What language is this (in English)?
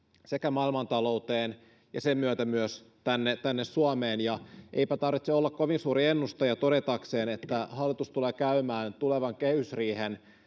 Finnish